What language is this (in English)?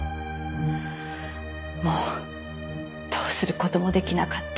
Japanese